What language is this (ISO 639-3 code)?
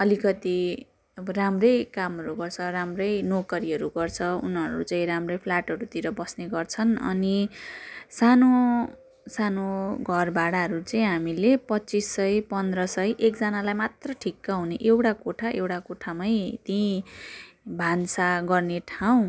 nep